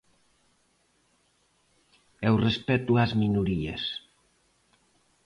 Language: Galician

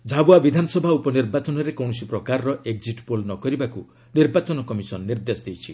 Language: Odia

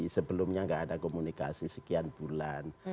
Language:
Indonesian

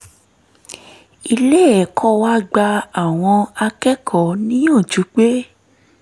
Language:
Yoruba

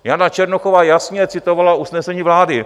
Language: Czech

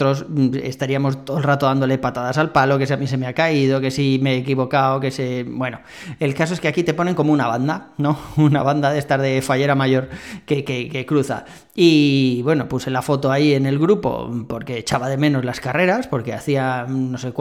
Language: Spanish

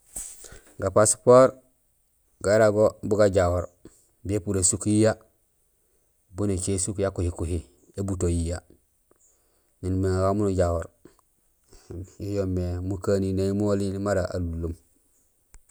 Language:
Gusilay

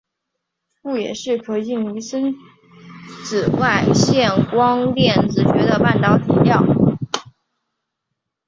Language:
Chinese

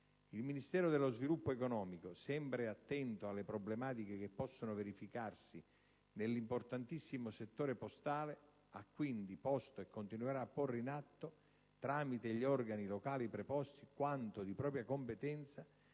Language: Italian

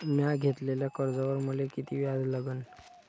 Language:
Marathi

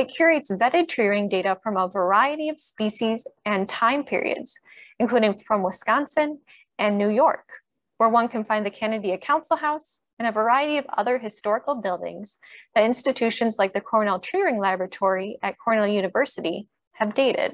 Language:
English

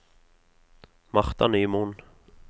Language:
Norwegian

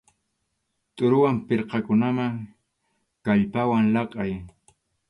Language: Arequipa-La Unión Quechua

